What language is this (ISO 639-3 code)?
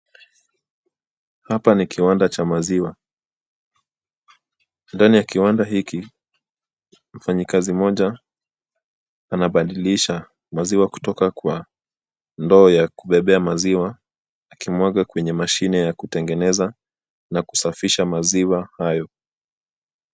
swa